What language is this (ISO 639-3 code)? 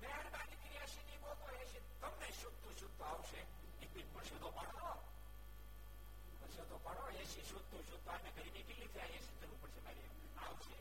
guj